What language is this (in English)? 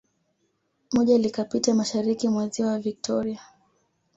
Swahili